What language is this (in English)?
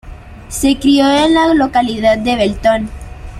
Spanish